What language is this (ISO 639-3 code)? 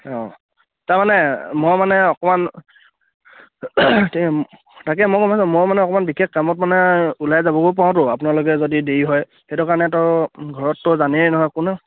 asm